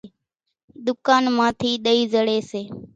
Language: Kachi Koli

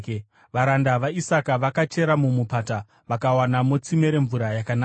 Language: Shona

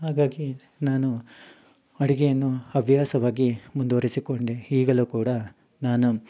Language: Kannada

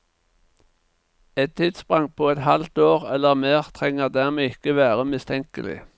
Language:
Norwegian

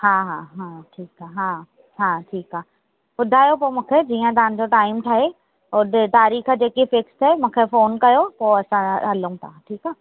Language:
Sindhi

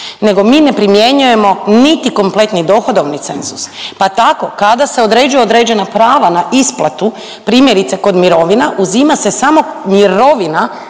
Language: Croatian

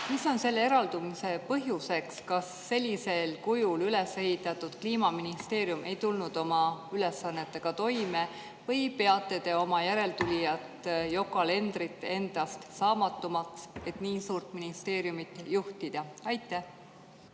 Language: Estonian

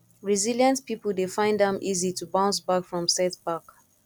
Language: Nigerian Pidgin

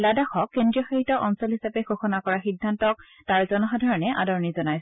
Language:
Assamese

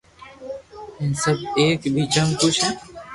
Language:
Loarki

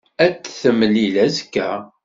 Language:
Kabyle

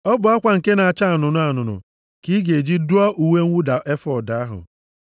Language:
Igbo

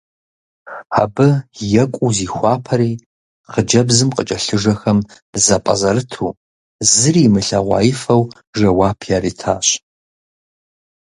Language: Kabardian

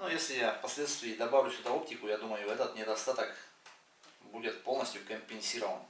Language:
Russian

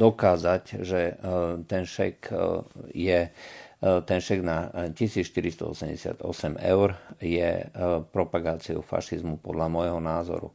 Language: Slovak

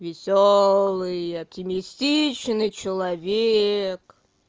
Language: Russian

